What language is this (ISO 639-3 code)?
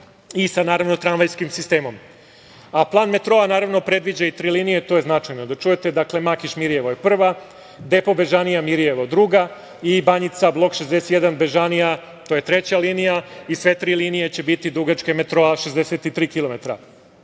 srp